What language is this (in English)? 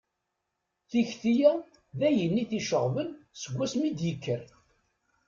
Kabyle